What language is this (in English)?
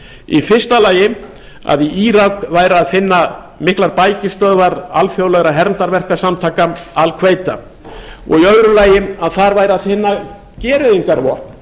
Icelandic